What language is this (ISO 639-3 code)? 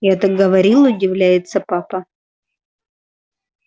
rus